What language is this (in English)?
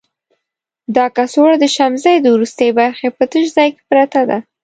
Pashto